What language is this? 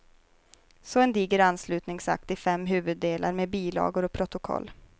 Swedish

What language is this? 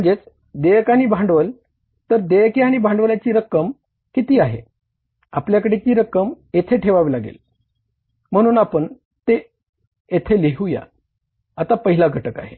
Marathi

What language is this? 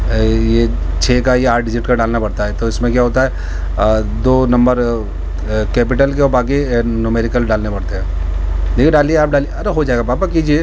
Urdu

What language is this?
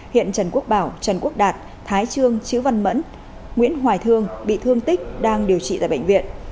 Vietnamese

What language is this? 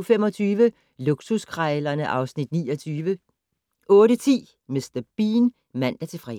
Danish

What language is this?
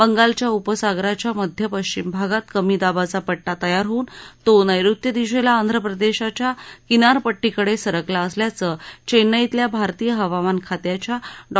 Marathi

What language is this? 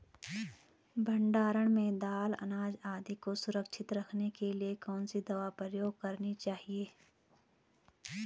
Hindi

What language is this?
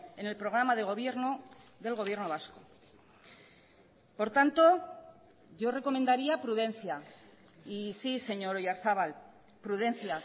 Spanish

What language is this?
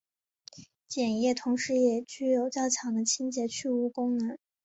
Chinese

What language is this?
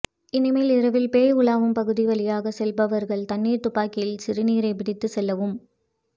Tamil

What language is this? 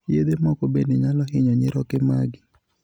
Luo (Kenya and Tanzania)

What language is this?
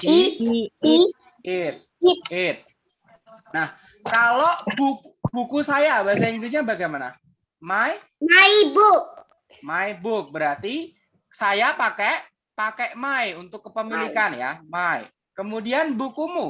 Indonesian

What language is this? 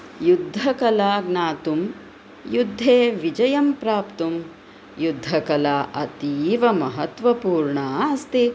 Sanskrit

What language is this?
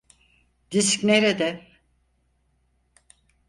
Turkish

